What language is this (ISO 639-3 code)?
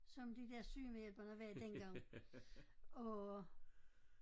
dan